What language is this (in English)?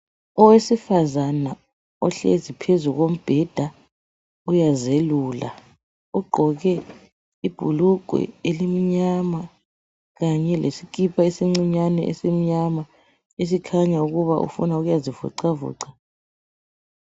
North Ndebele